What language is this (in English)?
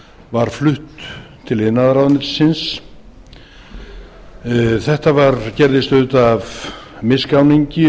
Icelandic